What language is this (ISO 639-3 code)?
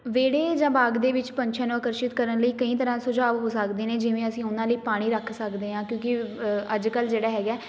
pan